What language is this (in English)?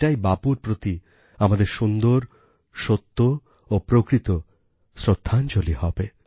Bangla